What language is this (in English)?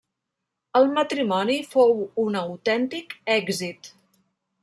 Catalan